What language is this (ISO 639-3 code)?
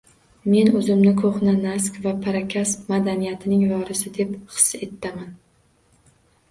uzb